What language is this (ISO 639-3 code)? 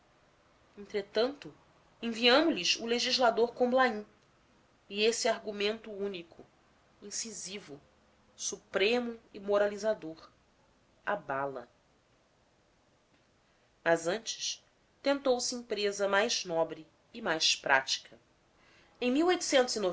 por